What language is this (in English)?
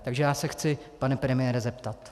Czech